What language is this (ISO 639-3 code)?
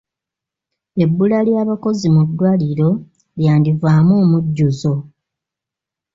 lug